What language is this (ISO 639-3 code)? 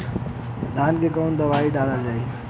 bho